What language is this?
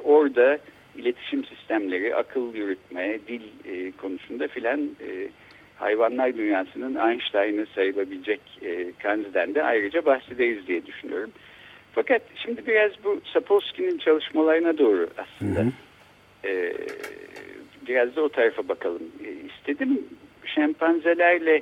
Turkish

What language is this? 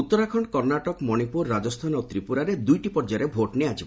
Odia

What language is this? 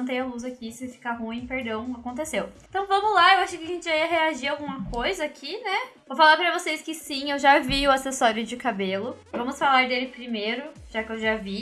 Portuguese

